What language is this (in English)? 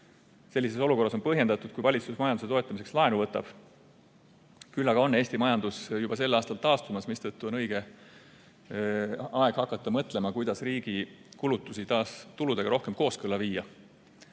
Estonian